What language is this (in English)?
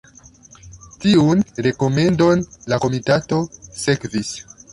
Esperanto